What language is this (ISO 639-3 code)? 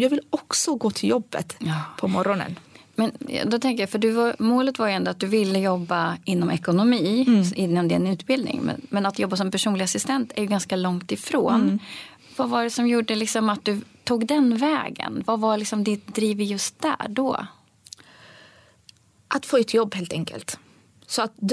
swe